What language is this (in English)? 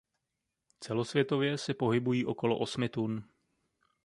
Czech